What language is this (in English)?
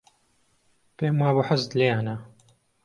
Central Kurdish